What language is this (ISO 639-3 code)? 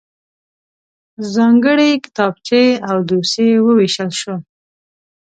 pus